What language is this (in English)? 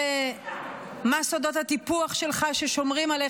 Hebrew